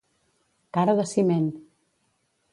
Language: Catalan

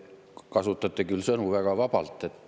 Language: Estonian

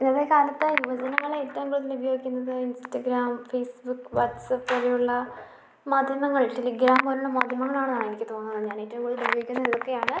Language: Malayalam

